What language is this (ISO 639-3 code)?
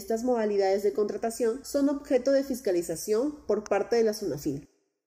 spa